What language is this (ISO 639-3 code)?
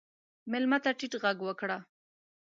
pus